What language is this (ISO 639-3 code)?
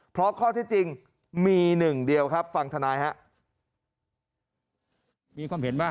tha